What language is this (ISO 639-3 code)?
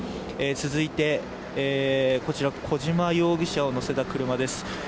jpn